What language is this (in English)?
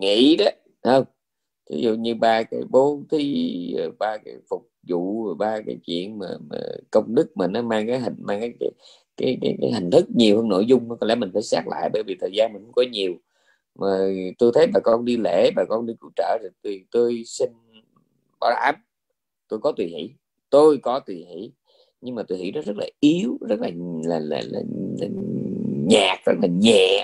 Vietnamese